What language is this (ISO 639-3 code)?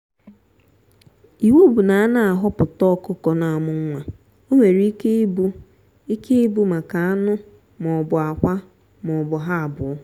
ibo